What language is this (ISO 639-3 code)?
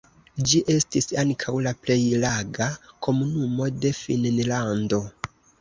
epo